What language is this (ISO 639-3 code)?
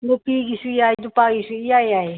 mni